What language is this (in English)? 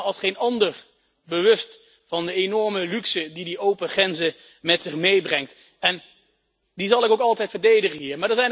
Dutch